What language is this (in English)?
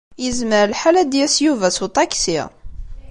Kabyle